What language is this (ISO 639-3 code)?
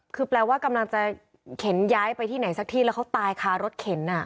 tha